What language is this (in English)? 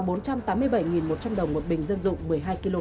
Vietnamese